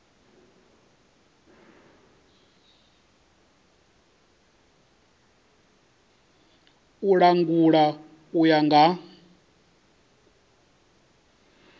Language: Venda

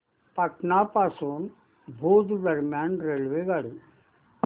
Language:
Marathi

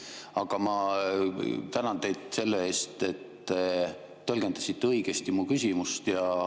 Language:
Estonian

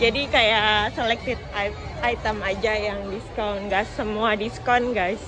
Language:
Indonesian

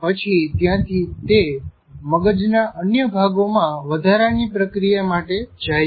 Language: Gujarati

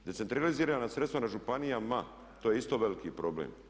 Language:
Croatian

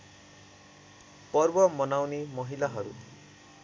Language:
Nepali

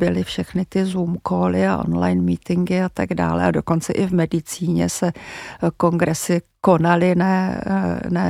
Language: Czech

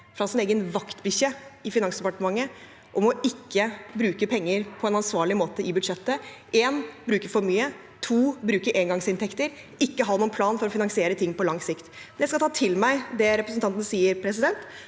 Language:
Norwegian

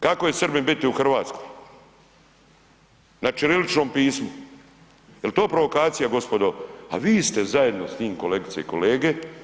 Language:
Croatian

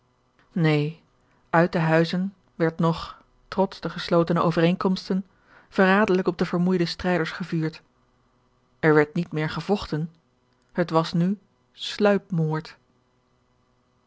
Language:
Dutch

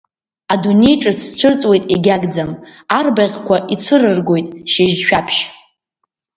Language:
Abkhazian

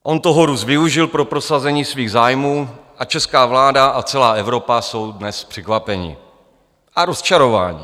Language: Czech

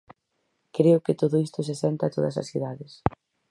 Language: Galician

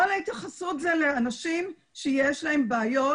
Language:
Hebrew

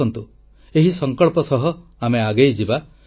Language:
Odia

